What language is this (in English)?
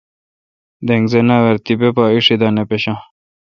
Kalkoti